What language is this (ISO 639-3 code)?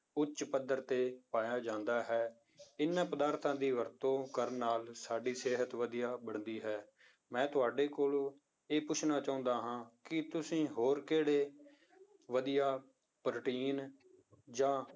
pan